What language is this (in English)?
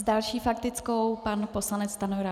Czech